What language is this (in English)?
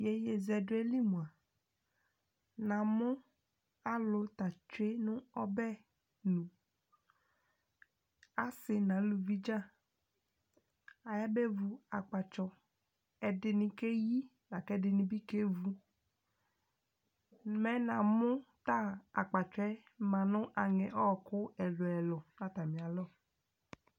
Ikposo